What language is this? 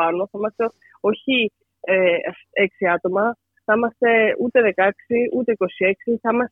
Greek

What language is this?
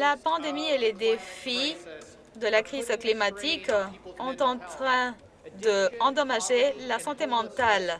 French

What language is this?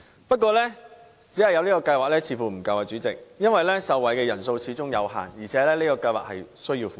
Cantonese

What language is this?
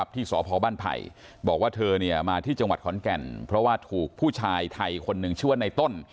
Thai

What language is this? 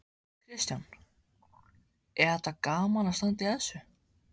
Icelandic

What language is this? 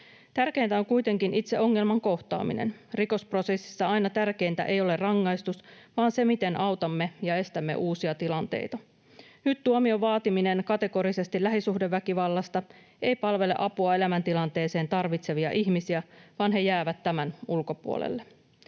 Finnish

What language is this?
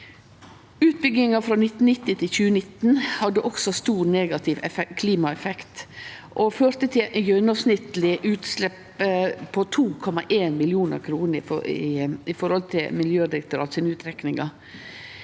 Norwegian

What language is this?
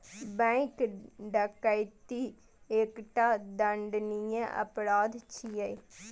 Maithili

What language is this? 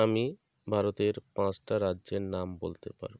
Bangla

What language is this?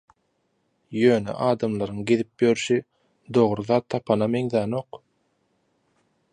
Turkmen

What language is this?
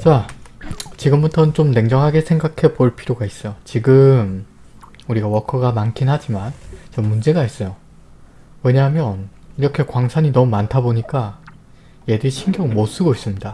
Korean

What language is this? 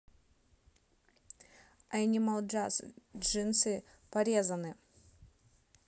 Russian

